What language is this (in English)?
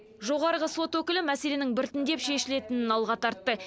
Kazakh